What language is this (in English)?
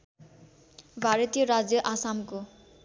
Nepali